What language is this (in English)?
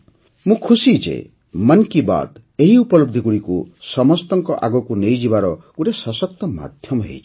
Odia